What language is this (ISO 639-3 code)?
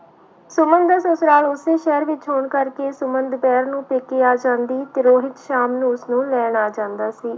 pan